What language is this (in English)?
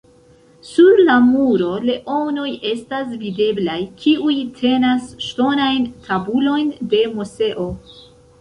Esperanto